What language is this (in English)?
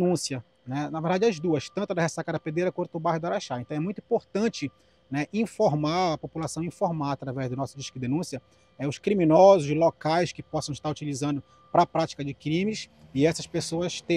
Portuguese